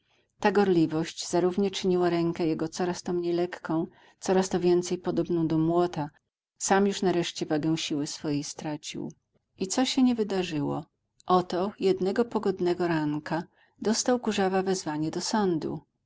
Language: Polish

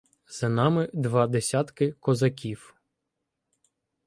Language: Ukrainian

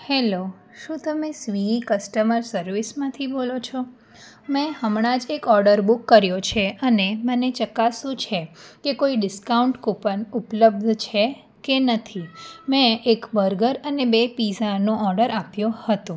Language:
Gujarati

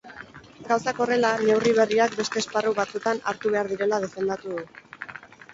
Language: Basque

